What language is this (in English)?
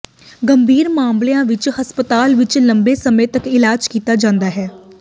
Punjabi